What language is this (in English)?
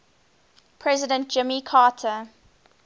English